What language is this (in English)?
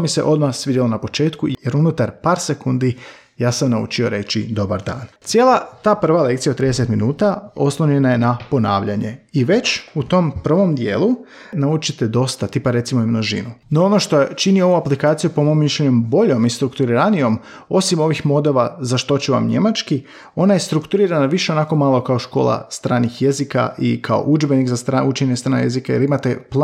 Croatian